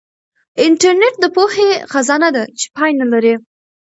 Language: Pashto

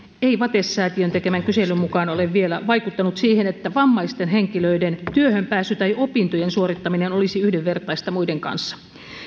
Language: Finnish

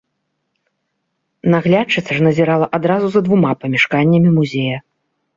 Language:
Belarusian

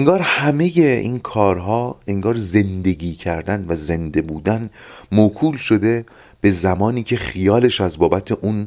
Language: Persian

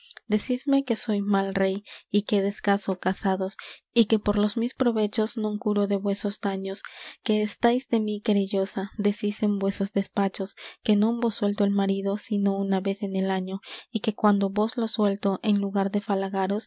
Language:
Spanish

